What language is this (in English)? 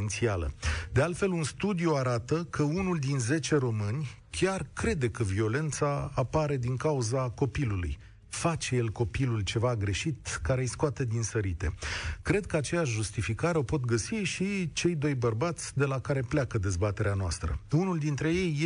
Romanian